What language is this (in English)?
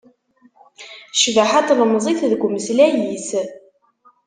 Kabyle